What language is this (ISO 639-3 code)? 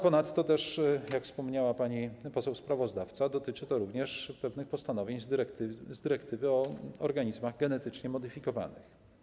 pol